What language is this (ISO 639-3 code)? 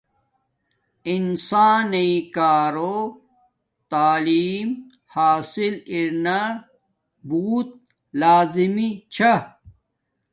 dmk